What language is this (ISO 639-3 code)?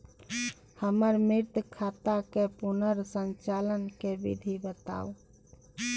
mai